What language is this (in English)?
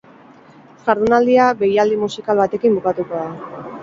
Basque